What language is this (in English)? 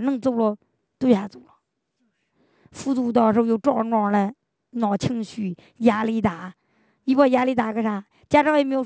Chinese